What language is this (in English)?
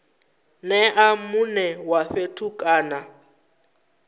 Venda